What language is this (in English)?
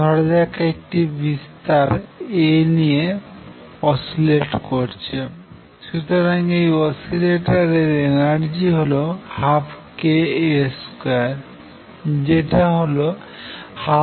Bangla